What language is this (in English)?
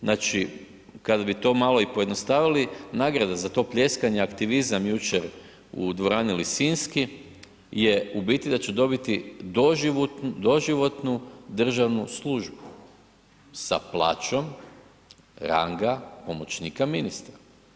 Croatian